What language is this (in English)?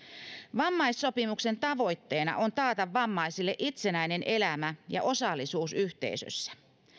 Finnish